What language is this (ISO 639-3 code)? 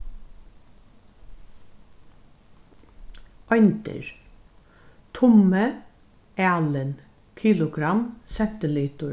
fao